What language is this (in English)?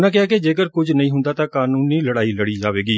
Punjabi